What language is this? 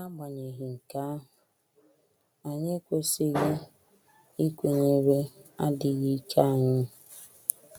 Igbo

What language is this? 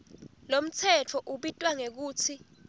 Swati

